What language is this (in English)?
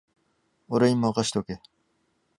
Japanese